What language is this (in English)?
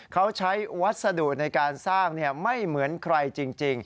Thai